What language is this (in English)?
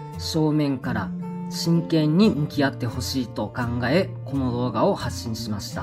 Japanese